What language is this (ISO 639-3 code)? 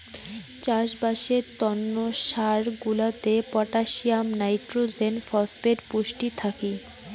ben